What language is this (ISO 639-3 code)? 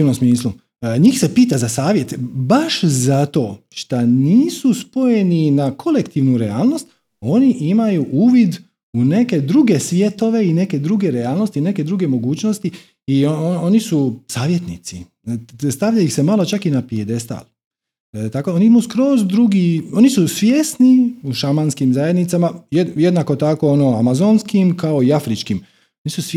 hrv